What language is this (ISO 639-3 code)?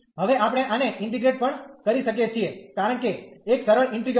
guj